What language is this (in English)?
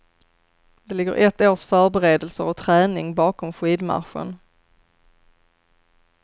Swedish